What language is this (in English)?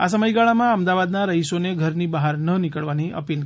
Gujarati